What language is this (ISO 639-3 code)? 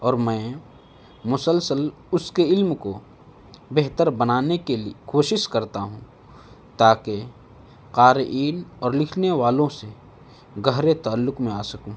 urd